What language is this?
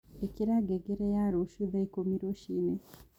Kikuyu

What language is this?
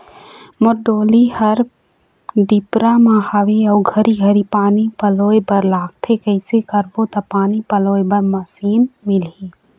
Chhattisgarhi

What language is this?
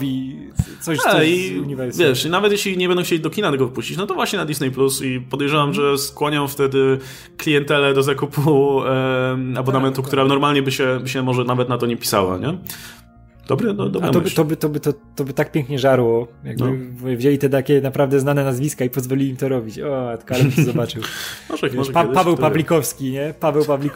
Polish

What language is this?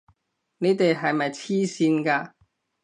Cantonese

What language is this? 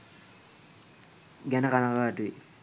Sinhala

